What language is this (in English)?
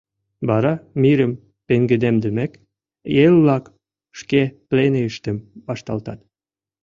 Mari